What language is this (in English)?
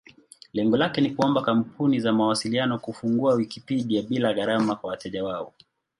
Swahili